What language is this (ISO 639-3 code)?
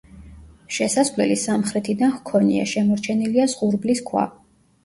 kat